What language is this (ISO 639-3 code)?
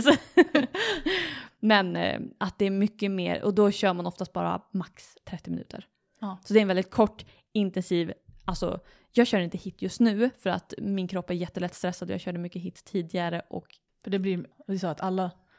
swe